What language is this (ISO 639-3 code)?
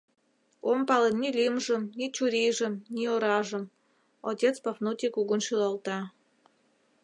chm